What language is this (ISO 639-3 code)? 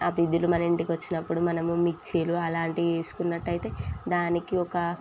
tel